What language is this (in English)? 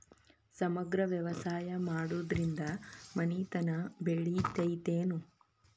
Kannada